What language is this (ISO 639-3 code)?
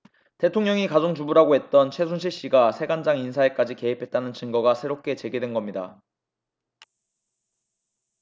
kor